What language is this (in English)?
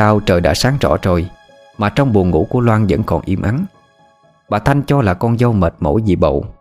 Vietnamese